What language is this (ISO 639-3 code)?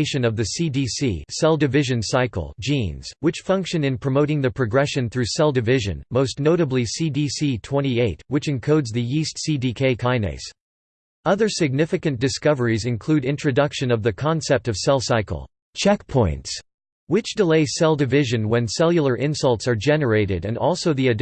eng